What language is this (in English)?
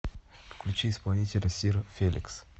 Russian